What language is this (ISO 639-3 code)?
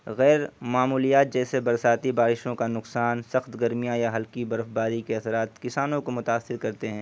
urd